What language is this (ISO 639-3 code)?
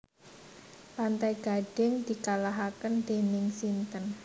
jav